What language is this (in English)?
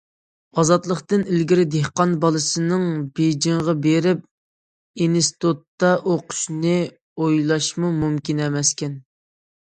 Uyghur